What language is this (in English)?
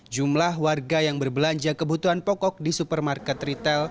Indonesian